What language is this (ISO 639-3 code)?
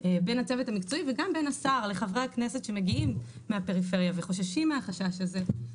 heb